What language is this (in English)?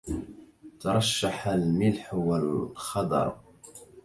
Arabic